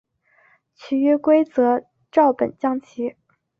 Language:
Chinese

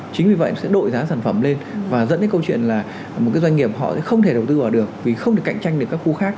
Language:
Vietnamese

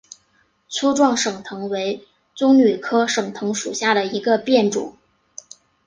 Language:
Chinese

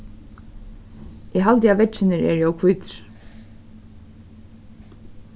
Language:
Faroese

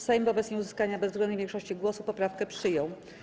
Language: Polish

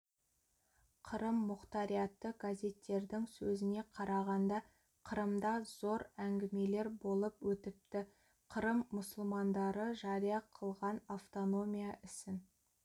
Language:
Kazakh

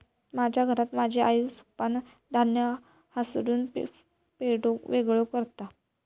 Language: Marathi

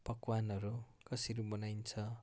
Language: Nepali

